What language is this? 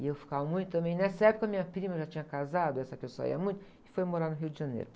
Portuguese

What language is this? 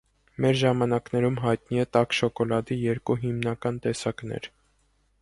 Armenian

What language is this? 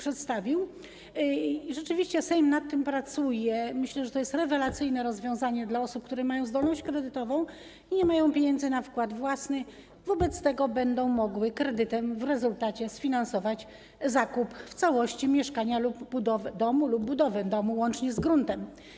Polish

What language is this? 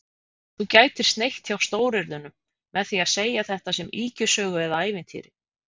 Icelandic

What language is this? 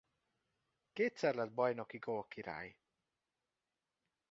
Hungarian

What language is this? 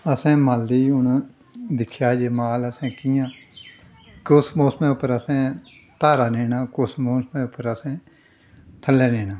Dogri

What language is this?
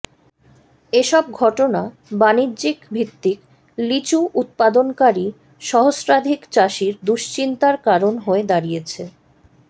Bangla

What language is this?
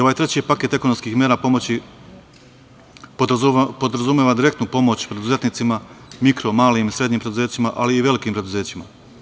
Serbian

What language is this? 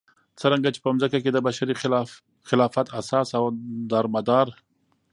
Pashto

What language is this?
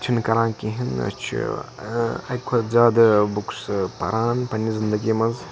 Kashmiri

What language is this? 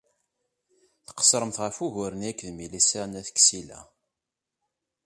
Kabyle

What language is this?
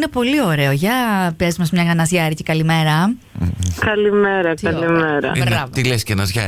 Greek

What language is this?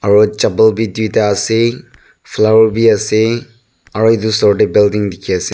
Naga Pidgin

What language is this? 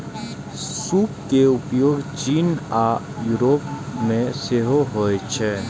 Maithili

